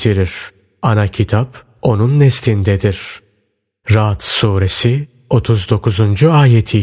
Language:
Turkish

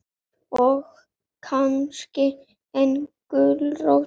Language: Icelandic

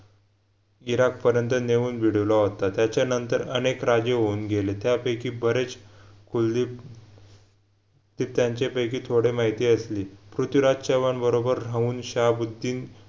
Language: Marathi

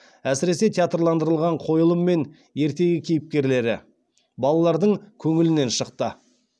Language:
Kazakh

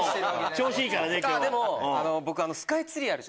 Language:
Japanese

